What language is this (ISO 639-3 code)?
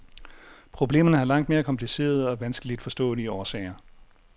dan